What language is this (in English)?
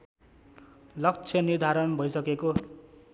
Nepali